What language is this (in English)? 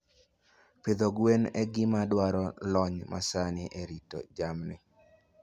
Luo (Kenya and Tanzania)